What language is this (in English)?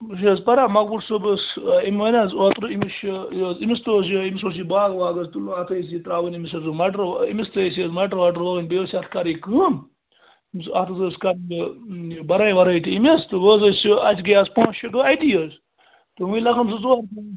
Kashmiri